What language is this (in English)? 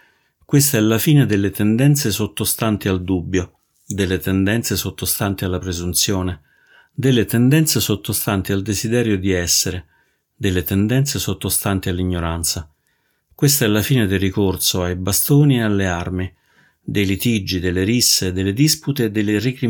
Italian